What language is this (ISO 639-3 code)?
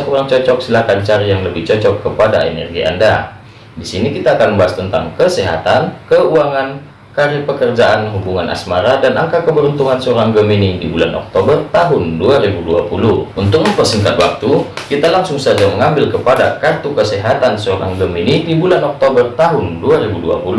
ind